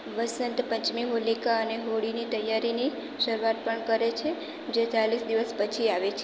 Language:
Gujarati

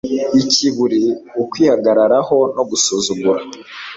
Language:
Kinyarwanda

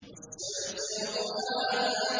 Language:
Arabic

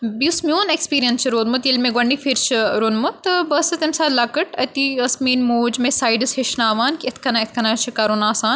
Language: Kashmiri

